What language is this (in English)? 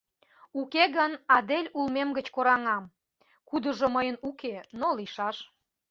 Mari